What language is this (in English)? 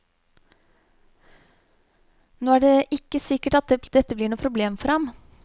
Norwegian